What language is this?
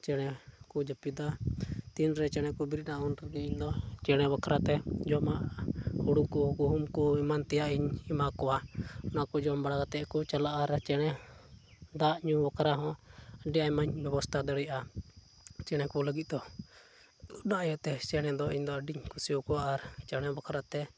Santali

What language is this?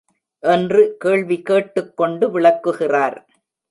Tamil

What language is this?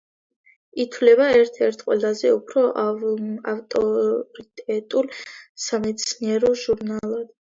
Georgian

